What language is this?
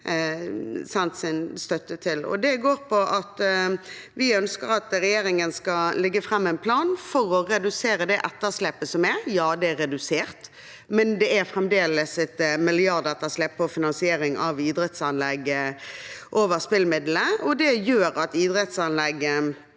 Norwegian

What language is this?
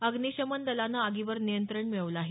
Marathi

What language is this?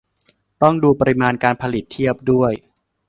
Thai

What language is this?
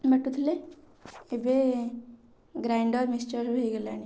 Odia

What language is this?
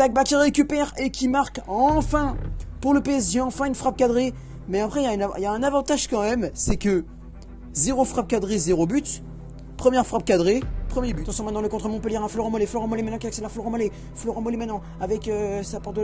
French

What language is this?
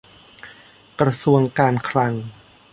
Thai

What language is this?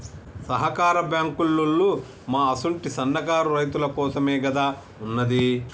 Telugu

